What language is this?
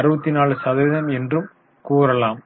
Tamil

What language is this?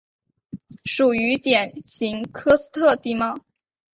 Chinese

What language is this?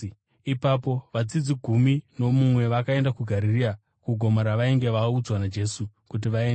Shona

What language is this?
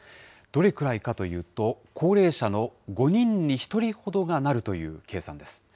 Japanese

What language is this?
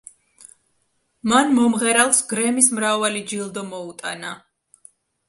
Georgian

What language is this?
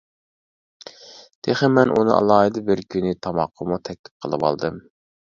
Uyghur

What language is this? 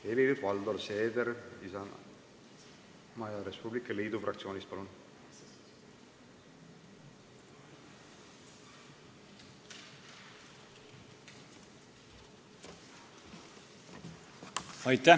Estonian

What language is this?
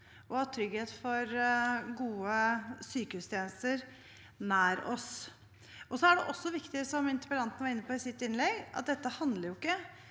Norwegian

